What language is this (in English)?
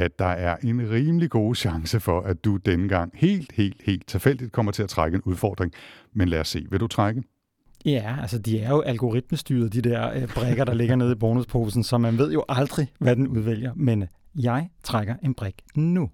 Danish